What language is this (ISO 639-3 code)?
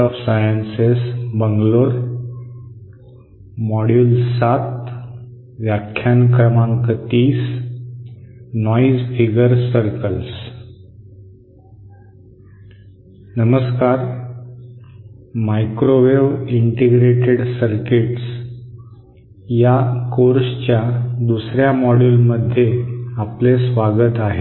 mar